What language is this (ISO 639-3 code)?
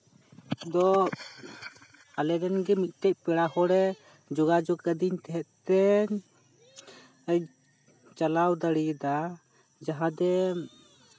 sat